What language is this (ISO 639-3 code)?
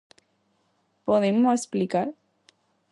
glg